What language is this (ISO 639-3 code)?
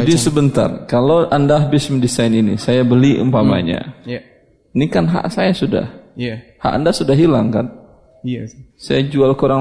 ind